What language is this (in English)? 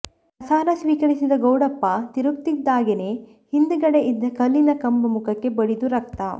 Kannada